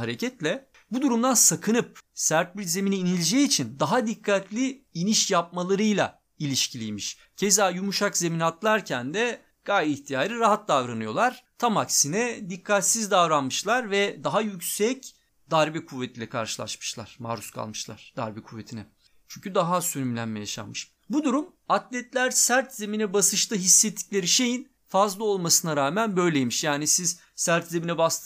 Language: Turkish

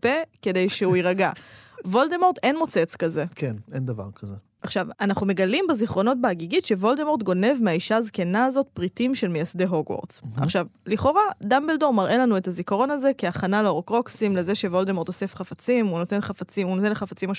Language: Hebrew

